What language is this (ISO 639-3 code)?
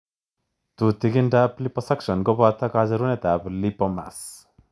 kln